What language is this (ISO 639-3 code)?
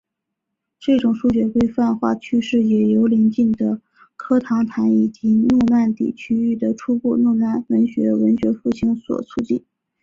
zho